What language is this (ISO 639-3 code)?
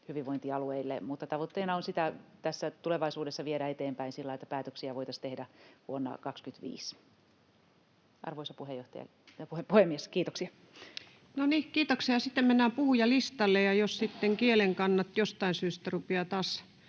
fin